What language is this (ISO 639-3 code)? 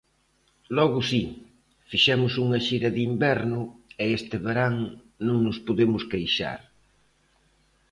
glg